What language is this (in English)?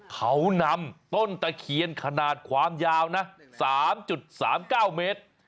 Thai